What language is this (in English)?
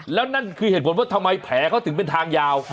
Thai